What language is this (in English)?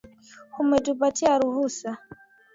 Swahili